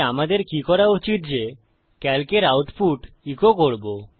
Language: Bangla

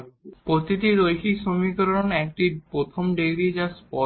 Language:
Bangla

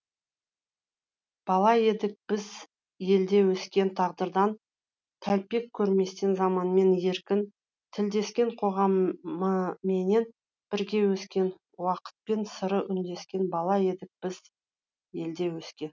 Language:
Kazakh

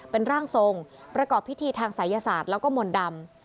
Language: Thai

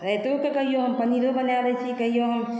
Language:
Maithili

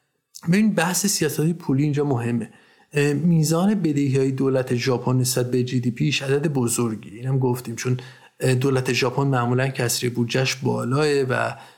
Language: Persian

